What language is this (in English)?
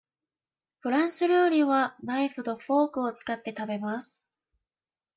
Japanese